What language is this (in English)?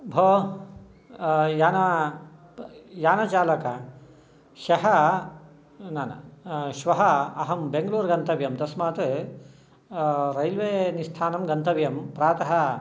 Sanskrit